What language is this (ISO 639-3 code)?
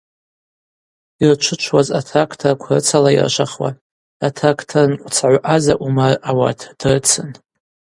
abq